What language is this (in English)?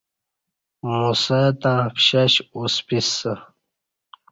Kati